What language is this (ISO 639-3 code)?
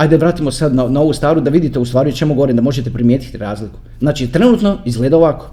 hrv